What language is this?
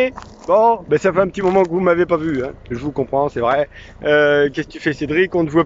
French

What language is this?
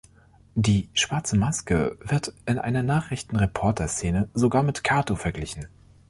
German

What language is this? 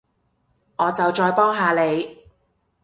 Cantonese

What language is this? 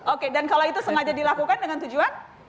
Indonesian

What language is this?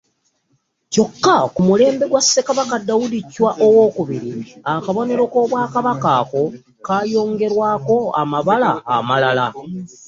Ganda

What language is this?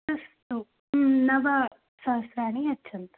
Sanskrit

